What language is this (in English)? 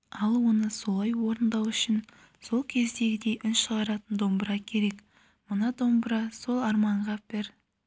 Kazakh